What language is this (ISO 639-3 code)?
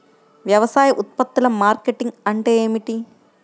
tel